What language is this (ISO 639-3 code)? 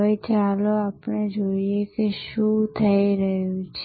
guj